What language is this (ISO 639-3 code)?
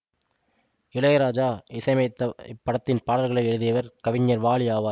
tam